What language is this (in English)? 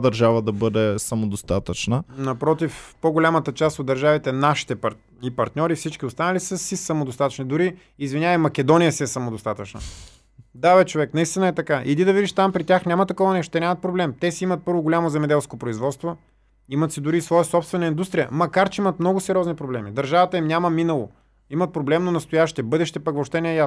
Bulgarian